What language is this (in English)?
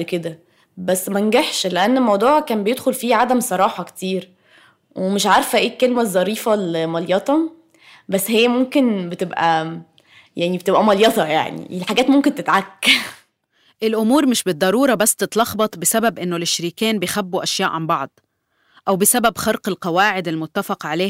Arabic